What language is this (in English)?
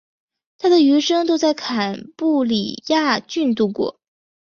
Chinese